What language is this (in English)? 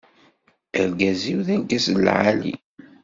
Kabyle